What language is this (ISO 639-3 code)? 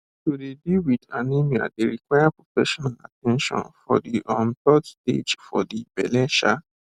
pcm